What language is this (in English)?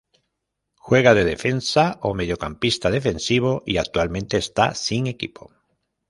Spanish